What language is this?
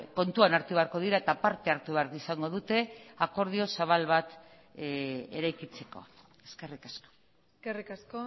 Basque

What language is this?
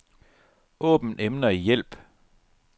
Danish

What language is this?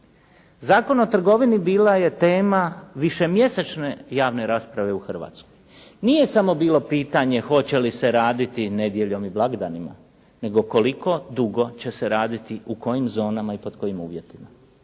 Croatian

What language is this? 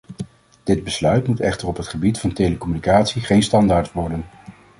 Dutch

